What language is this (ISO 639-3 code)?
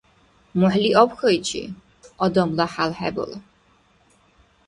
dar